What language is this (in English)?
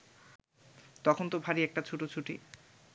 Bangla